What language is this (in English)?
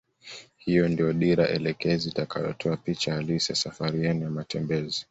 Swahili